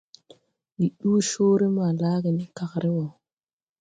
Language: Tupuri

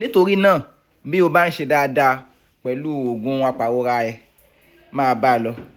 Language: Yoruba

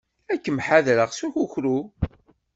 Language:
Kabyle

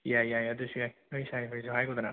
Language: Manipuri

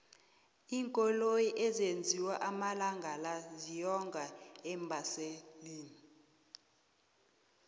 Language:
South Ndebele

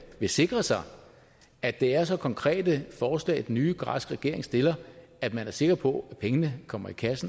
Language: Danish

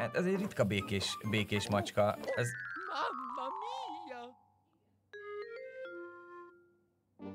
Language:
Hungarian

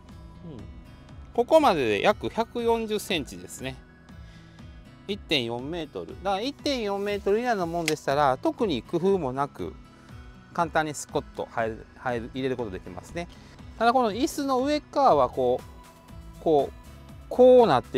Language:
Japanese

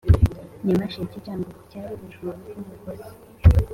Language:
Kinyarwanda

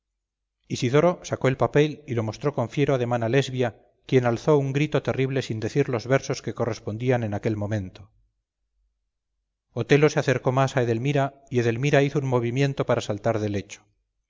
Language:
Spanish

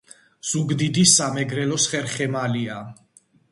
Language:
Georgian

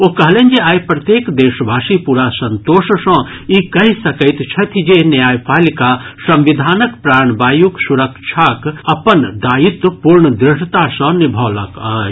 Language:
Maithili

